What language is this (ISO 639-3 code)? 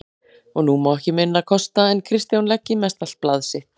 isl